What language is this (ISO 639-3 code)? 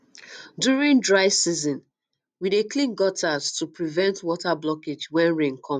pcm